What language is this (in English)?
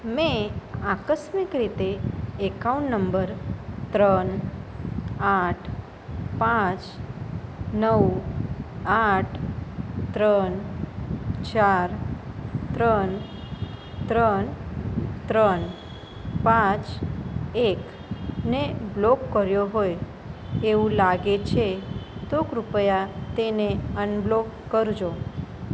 Gujarati